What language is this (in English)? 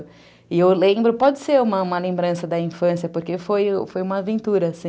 Portuguese